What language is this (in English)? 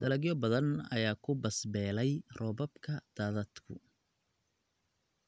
Somali